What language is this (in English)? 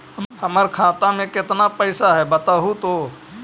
Magahi